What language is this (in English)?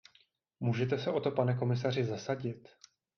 Czech